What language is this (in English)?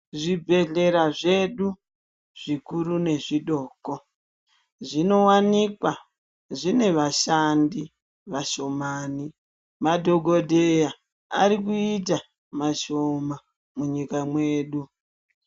Ndau